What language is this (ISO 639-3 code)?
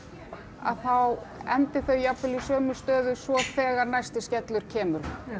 isl